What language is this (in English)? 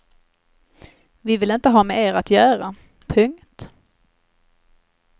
Swedish